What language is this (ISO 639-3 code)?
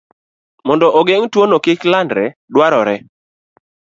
luo